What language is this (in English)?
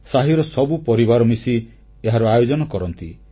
Odia